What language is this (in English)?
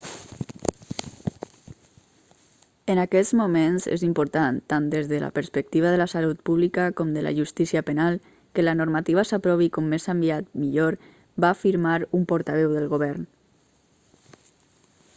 Catalan